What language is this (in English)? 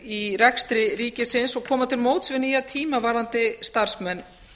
Icelandic